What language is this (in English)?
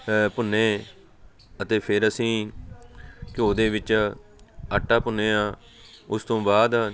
Punjabi